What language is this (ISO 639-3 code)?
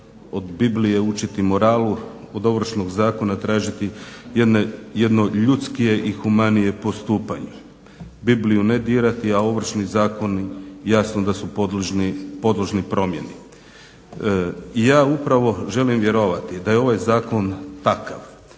hrv